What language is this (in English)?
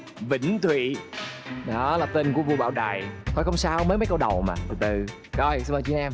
Vietnamese